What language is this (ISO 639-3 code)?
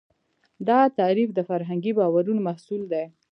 pus